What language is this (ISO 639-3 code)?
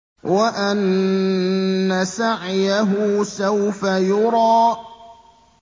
ara